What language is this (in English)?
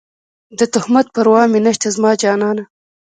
Pashto